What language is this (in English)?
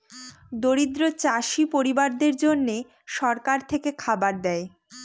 Bangla